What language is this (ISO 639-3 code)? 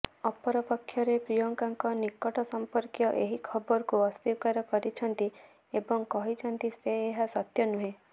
ori